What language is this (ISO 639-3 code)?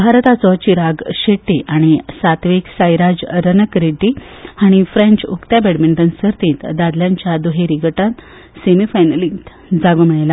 kok